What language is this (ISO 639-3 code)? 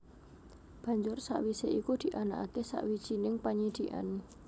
jav